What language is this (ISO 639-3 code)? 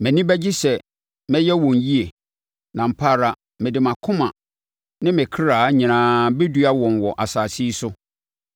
aka